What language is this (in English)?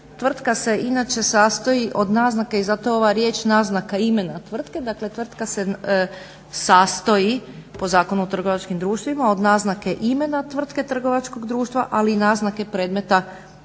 Croatian